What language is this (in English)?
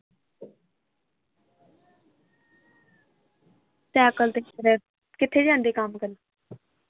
Punjabi